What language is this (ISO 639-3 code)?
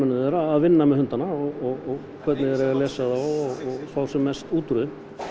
isl